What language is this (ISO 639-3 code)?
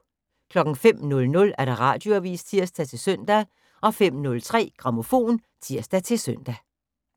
dan